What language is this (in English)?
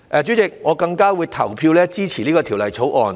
Cantonese